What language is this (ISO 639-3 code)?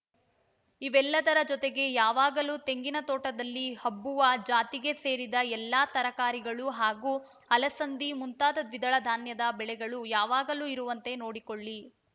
kan